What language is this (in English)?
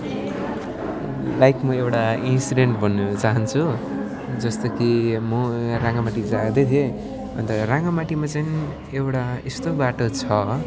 Nepali